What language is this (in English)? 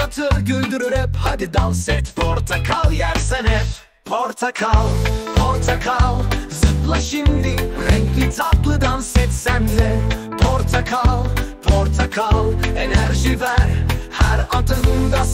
Turkish